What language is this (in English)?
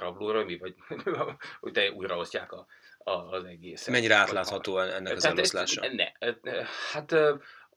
Hungarian